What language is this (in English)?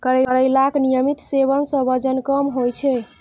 Maithili